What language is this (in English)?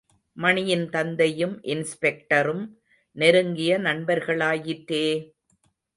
Tamil